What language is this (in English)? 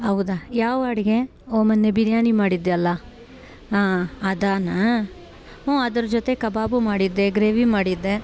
Kannada